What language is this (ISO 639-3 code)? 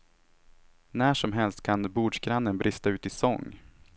swe